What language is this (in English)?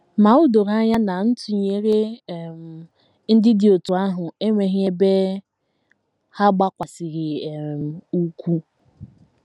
Igbo